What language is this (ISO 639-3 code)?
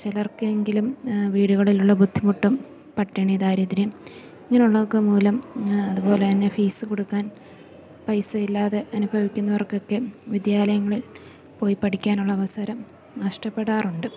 mal